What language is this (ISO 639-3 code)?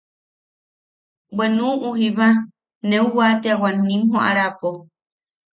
yaq